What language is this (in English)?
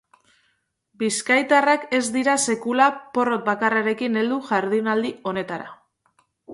Basque